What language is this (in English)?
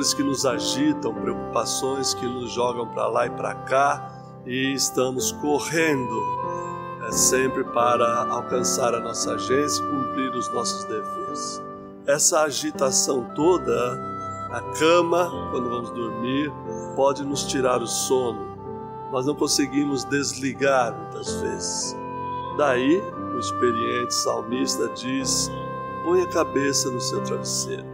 Portuguese